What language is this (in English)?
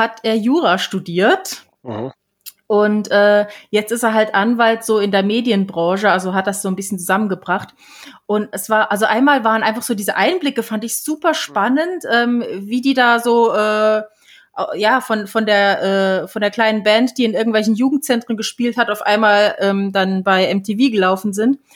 German